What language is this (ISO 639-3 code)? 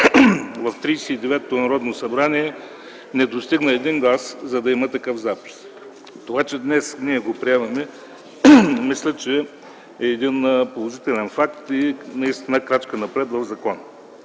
bul